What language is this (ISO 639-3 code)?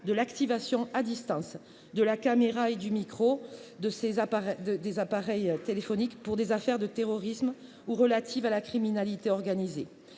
fra